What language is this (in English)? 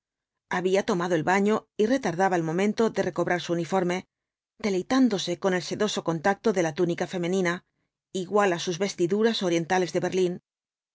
Spanish